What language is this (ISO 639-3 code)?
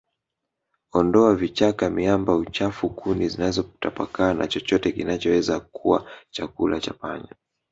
swa